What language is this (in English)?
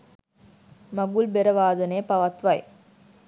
Sinhala